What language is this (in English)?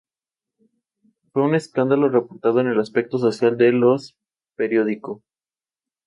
Spanish